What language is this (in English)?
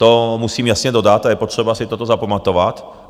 Czech